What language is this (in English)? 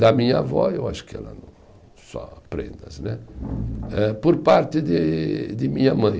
Portuguese